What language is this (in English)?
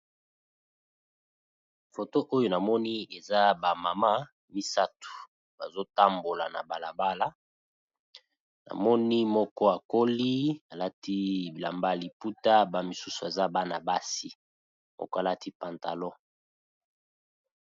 Lingala